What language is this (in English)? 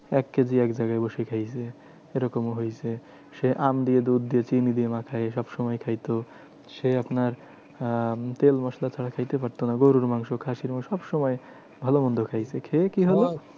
Bangla